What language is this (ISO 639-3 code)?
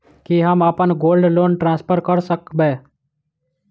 mai